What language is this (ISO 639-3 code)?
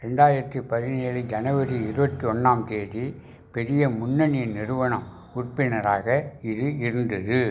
tam